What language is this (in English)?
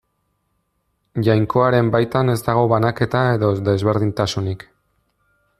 Basque